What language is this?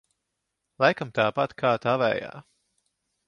Latvian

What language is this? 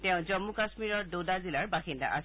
Assamese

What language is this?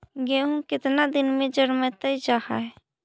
Magahi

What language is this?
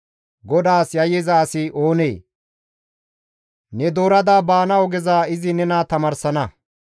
Gamo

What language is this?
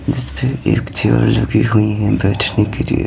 Hindi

